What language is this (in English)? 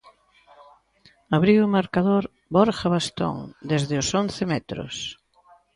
Galician